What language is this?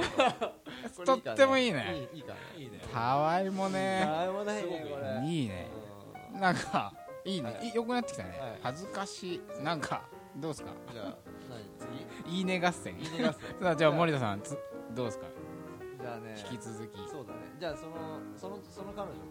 Japanese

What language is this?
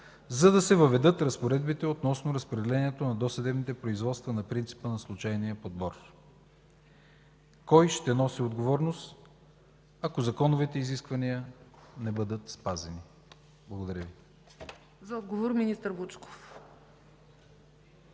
Bulgarian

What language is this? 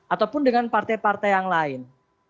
Indonesian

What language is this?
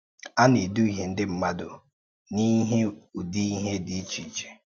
Igbo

